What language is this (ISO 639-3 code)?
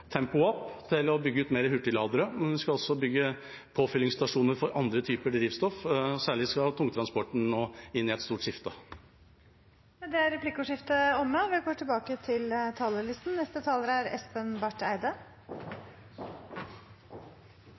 nor